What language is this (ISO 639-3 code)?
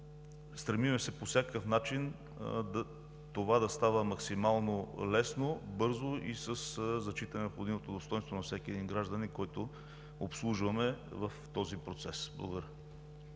bul